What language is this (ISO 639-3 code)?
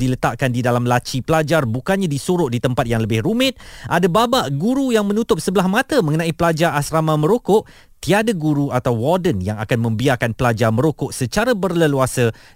msa